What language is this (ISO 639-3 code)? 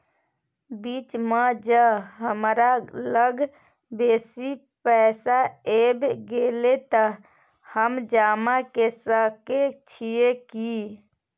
mai